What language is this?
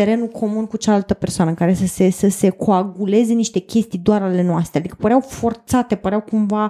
Romanian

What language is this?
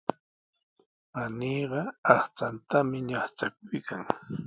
Sihuas Ancash Quechua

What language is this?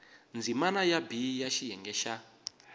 Tsonga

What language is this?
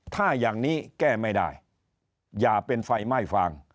Thai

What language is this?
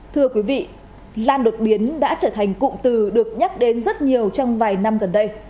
Vietnamese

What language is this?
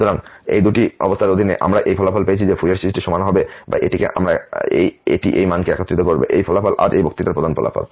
Bangla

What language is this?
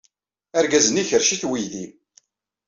Kabyle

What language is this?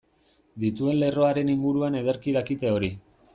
Basque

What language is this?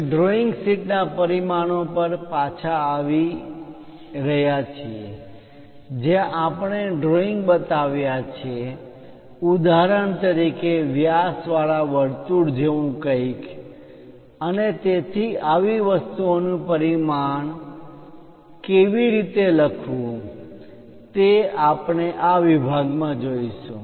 Gujarati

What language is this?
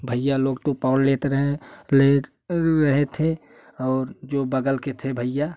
Hindi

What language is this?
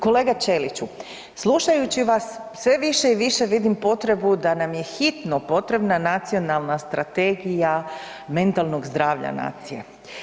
Croatian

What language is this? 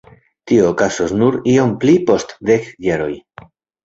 Esperanto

